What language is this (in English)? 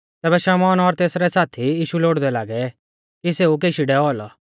Mahasu Pahari